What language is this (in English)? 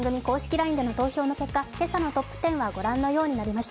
Japanese